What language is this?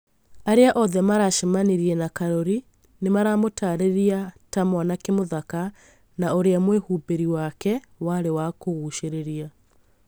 Kikuyu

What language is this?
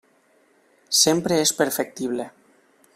Catalan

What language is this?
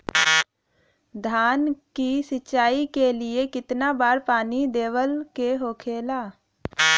Bhojpuri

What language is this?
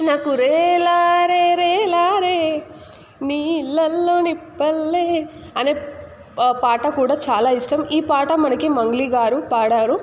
Telugu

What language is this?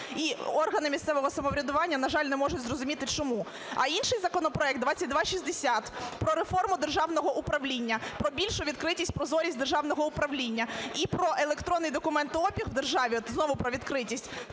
Ukrainian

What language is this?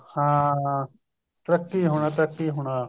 Punjabi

